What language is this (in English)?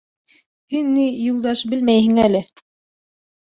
Bashkir